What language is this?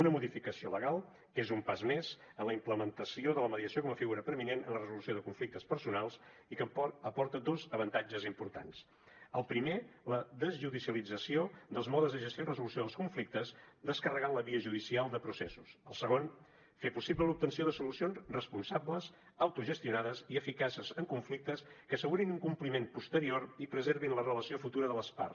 Catalan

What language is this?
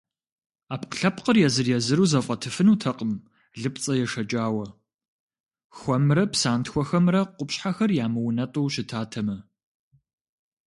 Kabardian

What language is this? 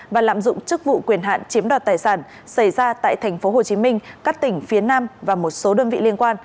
Vietnamese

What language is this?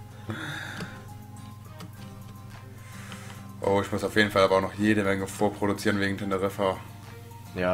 German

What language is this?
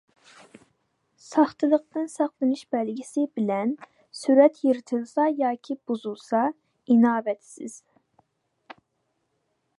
Uyghur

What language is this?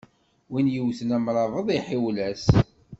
Kabyle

